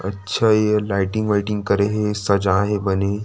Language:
Chhattisgarhi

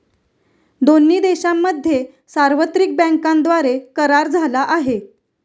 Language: Marathi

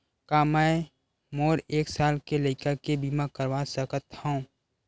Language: Chhattisgarhi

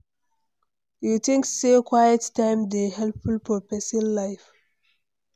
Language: Nigerian Pidgin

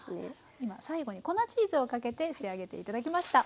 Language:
Japanese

